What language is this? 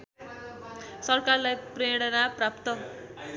Nepali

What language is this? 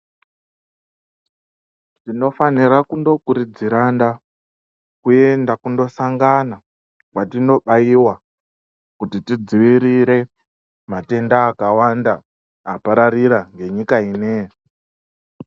Ndau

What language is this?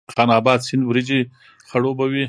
Pashto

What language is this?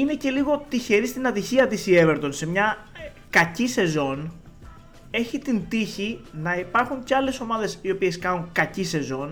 Greek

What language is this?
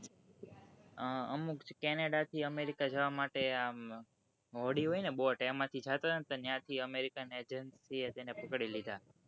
Gujarati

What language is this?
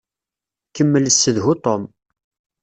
Kabyle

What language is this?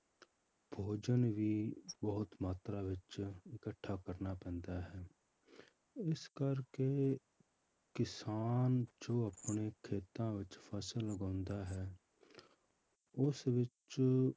Punjabi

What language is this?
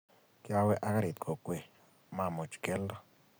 Kalenjin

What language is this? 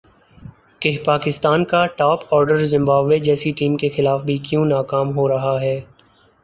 Urdu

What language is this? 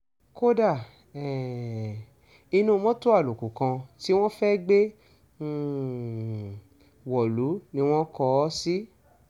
Yoruba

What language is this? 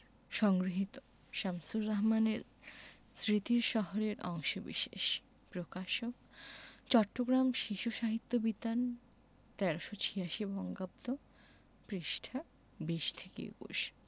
Bangla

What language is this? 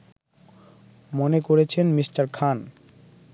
Bangla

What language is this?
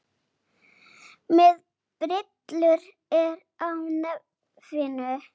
Icelandic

